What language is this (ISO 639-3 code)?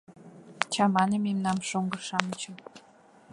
chm